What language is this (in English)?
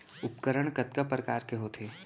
Chhattisgarhi